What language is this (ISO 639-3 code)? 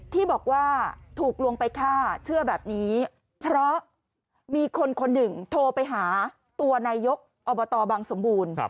tha